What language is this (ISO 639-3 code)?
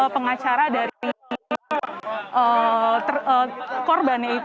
ind